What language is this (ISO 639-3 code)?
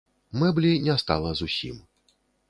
bel